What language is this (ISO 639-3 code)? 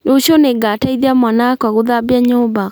kik